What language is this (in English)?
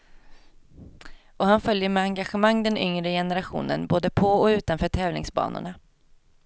Swedish